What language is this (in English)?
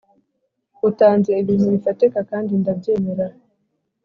Kinyarwanda